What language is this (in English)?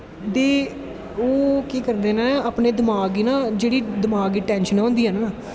Dogri